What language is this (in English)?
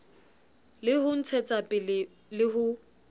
Southern Sotho